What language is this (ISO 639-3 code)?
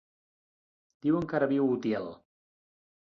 cat